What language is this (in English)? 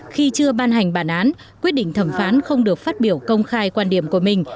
Vietnamese